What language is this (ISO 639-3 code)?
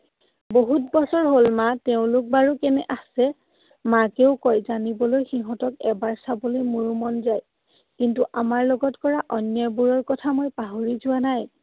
asm